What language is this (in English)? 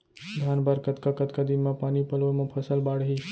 Chhattisgarhi